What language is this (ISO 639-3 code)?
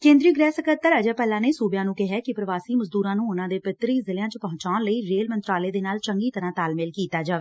pan